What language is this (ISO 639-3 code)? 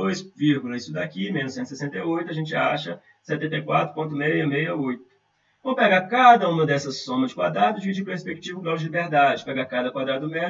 por